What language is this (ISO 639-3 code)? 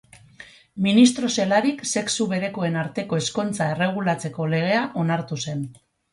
eus